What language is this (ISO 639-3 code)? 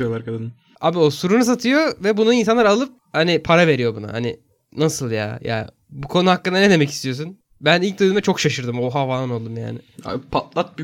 tur